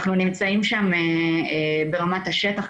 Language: Hebrew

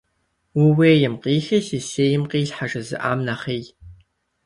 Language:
Kabardian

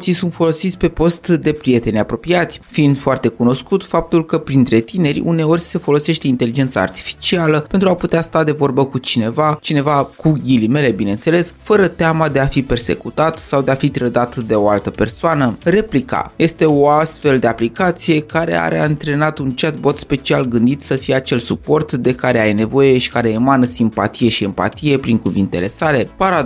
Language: Romanian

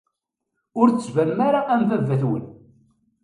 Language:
Kabyle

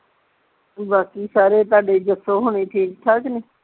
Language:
Punjabi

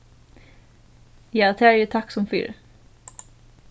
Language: Faroese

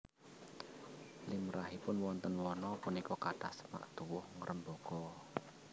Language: Javanese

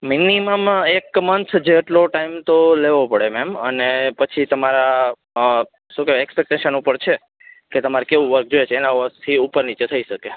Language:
Gujarati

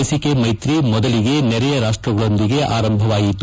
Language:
Kannada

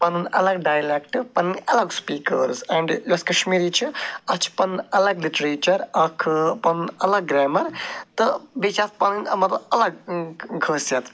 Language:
Kashmiri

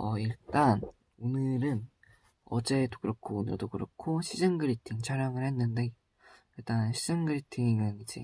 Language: Korean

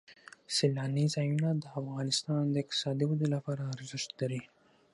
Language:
Pashto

